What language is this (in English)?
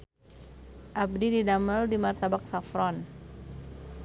Sundanese